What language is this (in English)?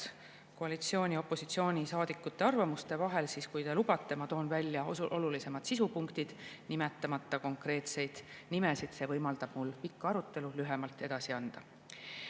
Estonian